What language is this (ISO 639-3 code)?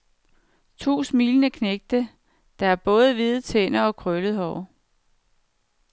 dan